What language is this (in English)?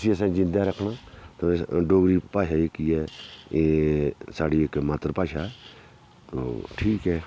Dogri